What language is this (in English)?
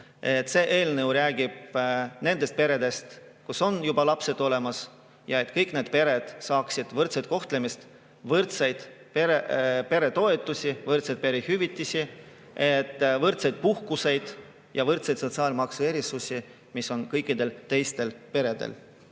Estonian